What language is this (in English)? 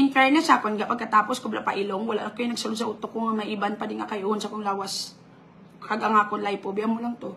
Filipino